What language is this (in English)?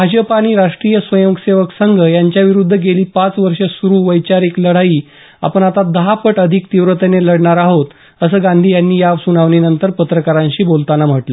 Marathi